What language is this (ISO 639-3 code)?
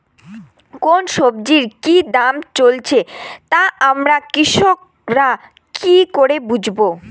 ben